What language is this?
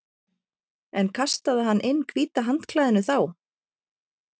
Icelandic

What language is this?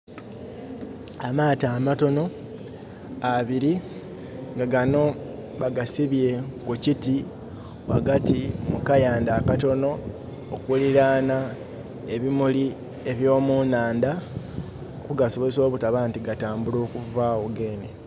Soga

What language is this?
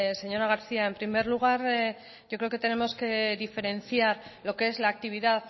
Spanish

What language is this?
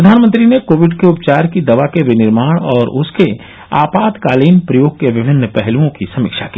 Hindi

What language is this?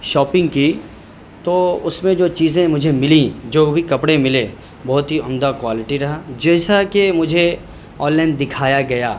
Urdu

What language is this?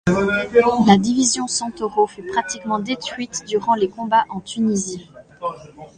French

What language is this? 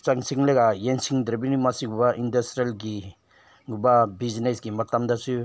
Manipuri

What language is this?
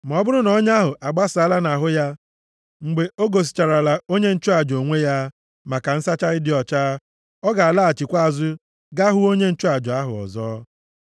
Igbo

